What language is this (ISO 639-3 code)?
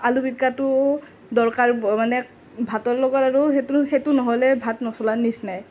asm